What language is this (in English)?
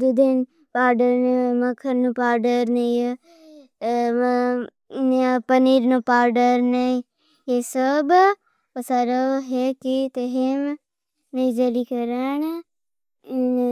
Bhili